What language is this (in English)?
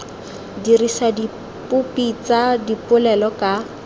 Tswana